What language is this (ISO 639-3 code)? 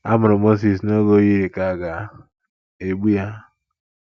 ibo